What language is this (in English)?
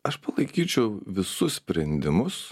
Lithuanian